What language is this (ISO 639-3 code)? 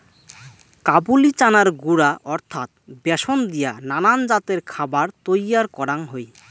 ben